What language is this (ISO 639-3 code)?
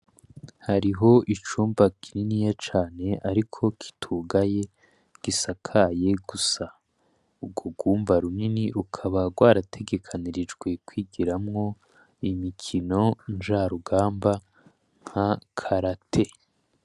run